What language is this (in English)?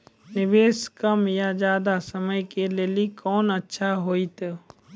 Maithili